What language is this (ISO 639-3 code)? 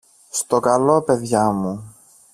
ell